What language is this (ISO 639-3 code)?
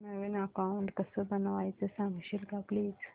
mar